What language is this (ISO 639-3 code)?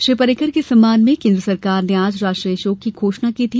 hin